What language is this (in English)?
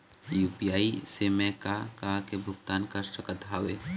Chhattisgarhi